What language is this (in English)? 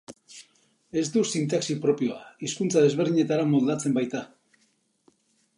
Basque